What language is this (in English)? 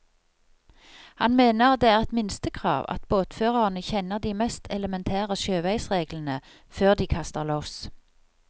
Norwegian